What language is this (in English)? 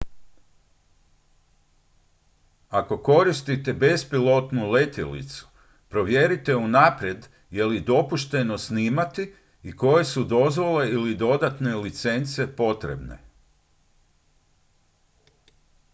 Croatian